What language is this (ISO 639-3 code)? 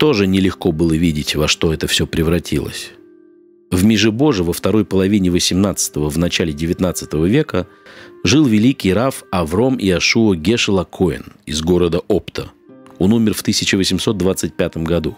rus